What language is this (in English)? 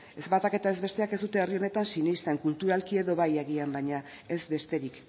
Basque